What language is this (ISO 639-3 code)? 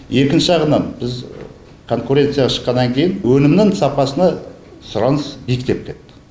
kaz